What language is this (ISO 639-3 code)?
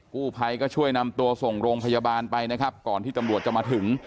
tha